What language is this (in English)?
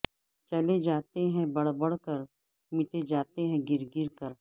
Urdu